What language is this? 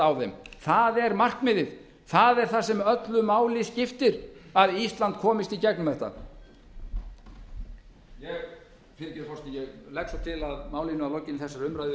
Icelandic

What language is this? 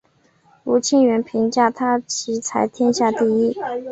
Chinese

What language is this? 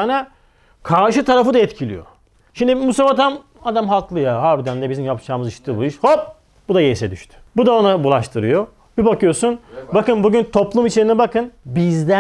Turkish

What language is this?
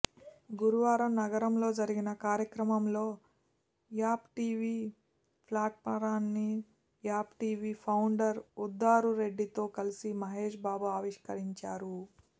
Telugu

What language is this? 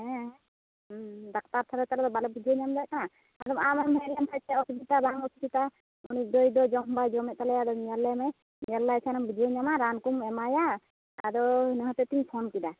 Santali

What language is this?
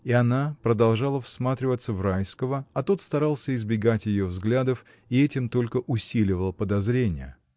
Russian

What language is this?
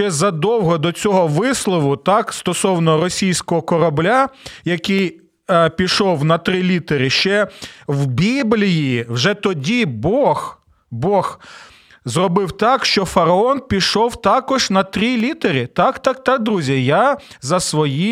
Ukrainian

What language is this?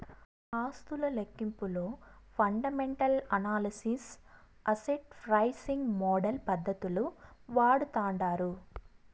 Telugu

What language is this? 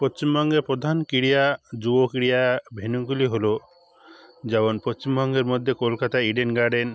Bangla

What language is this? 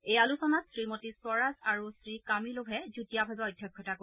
Assamese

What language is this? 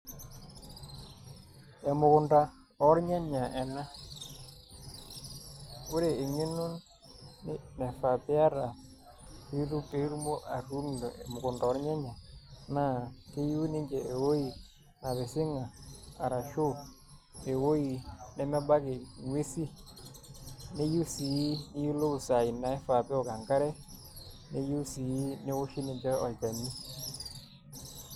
Masai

